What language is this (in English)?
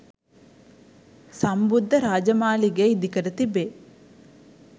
Sinhala